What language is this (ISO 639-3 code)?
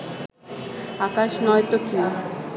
ben